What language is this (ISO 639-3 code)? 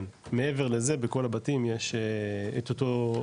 heb